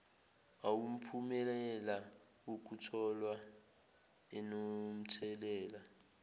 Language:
Zulu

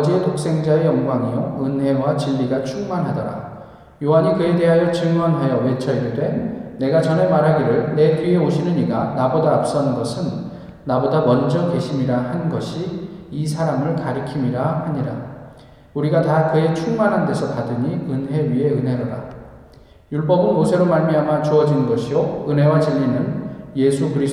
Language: Korean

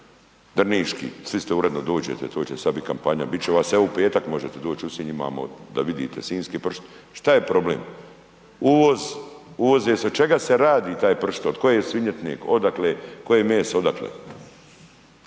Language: Croatian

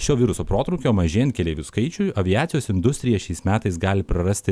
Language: Lithuanian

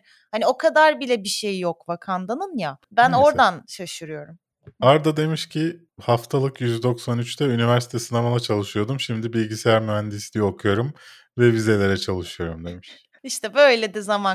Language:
Turkish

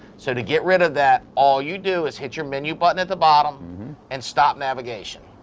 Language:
English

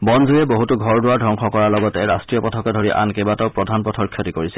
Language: Assamese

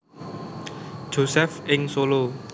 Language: Javanese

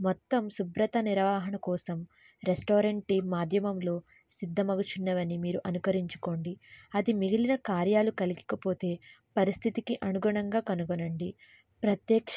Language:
Telugu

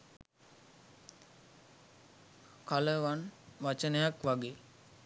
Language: Sinhala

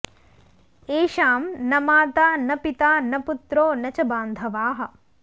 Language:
Sanskrit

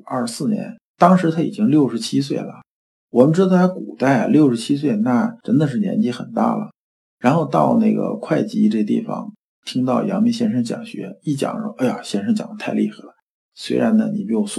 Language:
Chinese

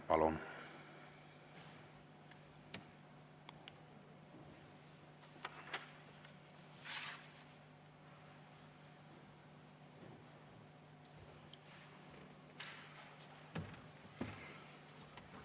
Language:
Estonian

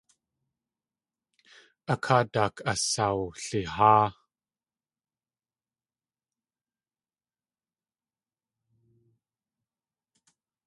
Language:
Tlingit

